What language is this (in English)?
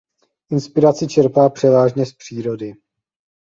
Czech